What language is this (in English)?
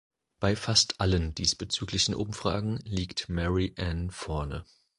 German